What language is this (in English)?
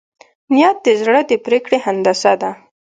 Pashto